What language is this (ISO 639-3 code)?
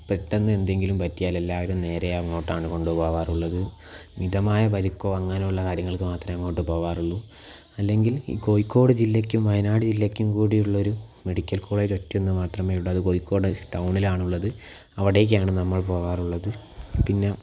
mal